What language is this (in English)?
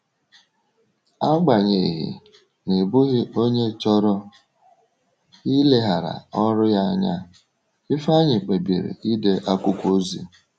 Igbo